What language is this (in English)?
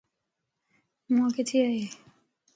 Lasi